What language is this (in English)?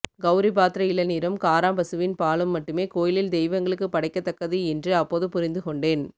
Tamil